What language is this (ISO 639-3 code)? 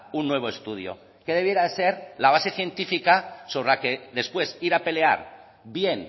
spa